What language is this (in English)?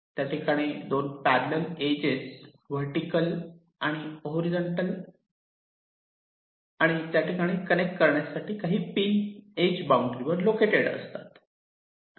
Marathi